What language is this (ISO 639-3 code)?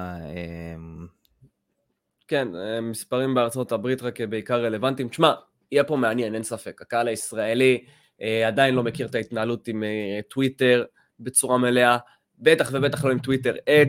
heb